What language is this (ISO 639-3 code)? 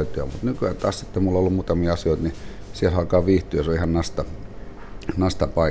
fin